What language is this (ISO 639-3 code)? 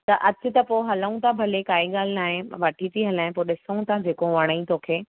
snd